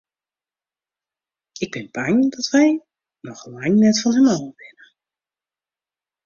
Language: Western Frisian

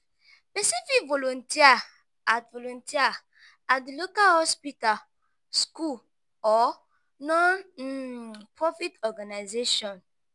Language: Nigerian Pidgin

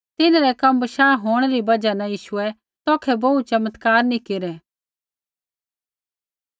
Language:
Kullu Pahari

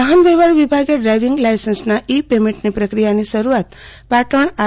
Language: Gujarati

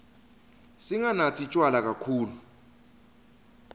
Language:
Swati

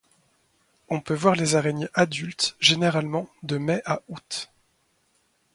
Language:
French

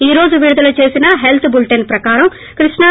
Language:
Telugu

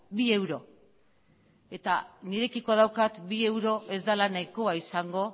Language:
Basque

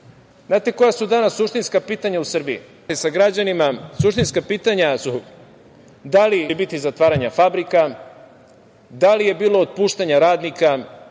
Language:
Serbian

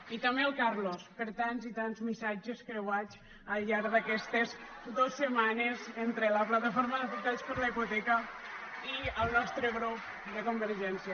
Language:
Catalan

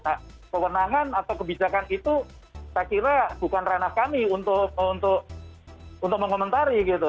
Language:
Indonesian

